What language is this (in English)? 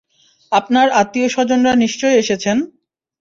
Bangla